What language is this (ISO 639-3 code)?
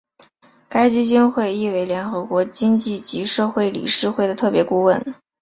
zho